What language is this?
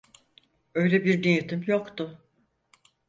Turkish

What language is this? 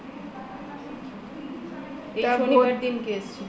Bangla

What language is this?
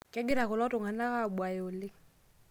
Masai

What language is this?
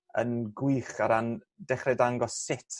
Welsh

